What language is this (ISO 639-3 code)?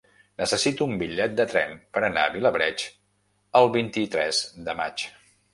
cat